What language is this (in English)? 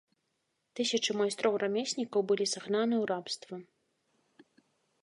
Belarusian